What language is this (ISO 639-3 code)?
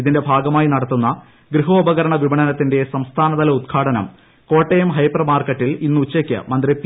mal